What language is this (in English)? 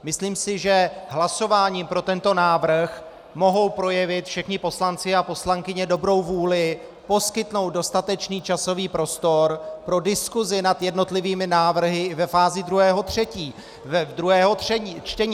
Czech